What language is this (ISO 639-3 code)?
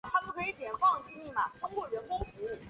zho